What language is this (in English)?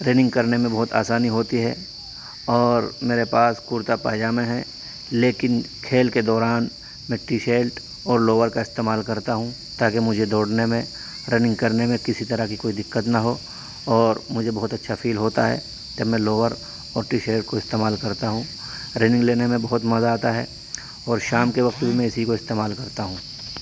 Urdu